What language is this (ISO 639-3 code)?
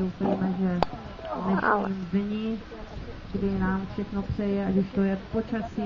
ces